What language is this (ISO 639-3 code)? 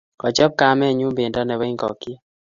kln